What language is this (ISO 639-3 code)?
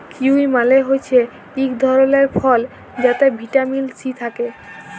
ben